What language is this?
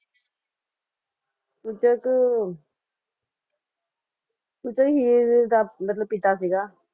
Punjabi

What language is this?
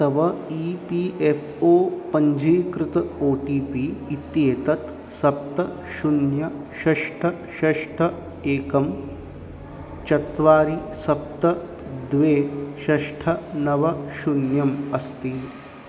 Sanskrit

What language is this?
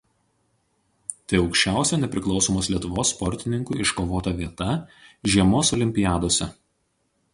Lithuanian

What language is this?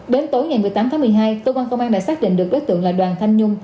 Vietnamese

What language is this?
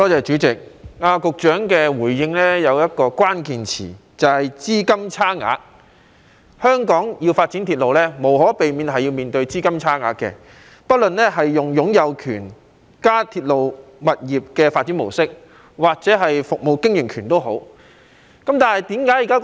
Cantonese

